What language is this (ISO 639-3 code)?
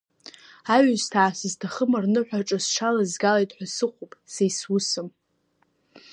abk